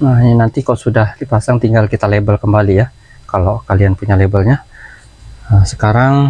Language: Indonesian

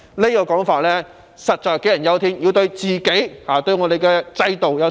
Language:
Cantonese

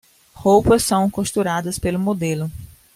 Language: Portuguese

